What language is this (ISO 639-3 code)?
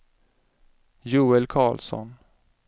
swe